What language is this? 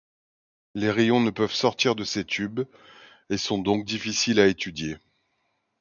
French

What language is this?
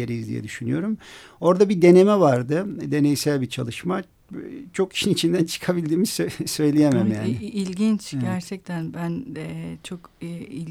Turkish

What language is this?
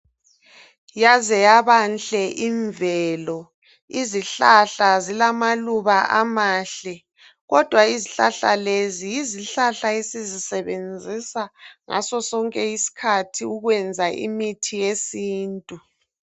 North Ndebele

